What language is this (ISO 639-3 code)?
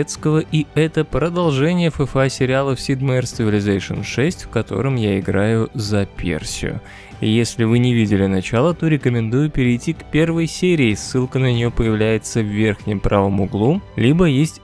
rus